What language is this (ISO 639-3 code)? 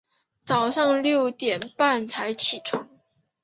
zho